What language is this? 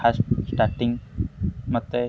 Odia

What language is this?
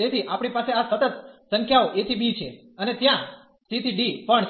Gujarati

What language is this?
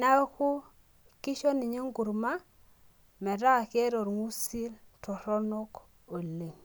Masai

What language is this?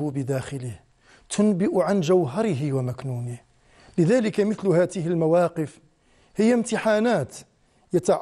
Arabic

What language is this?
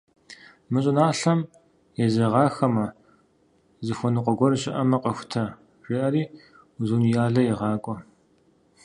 Kabardian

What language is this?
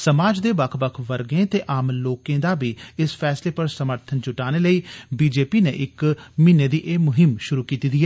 Dogri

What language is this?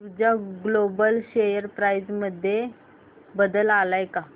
Marathi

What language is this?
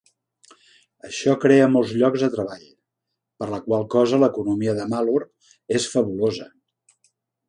Catalan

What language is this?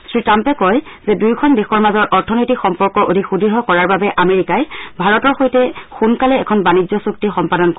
Assamese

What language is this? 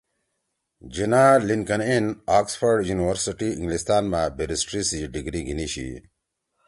Torwali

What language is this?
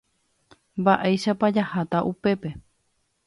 Guarani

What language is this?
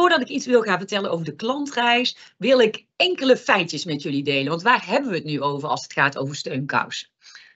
Dutch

